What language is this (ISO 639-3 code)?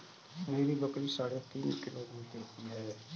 hin